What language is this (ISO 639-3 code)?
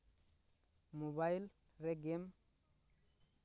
sat